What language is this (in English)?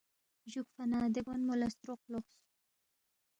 Balti